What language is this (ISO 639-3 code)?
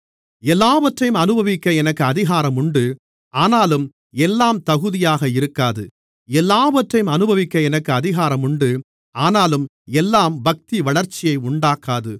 tam